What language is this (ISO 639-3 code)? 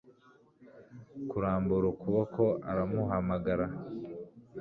kin